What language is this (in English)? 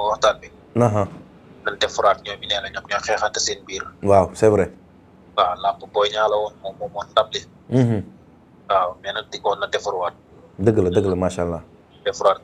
Indonesian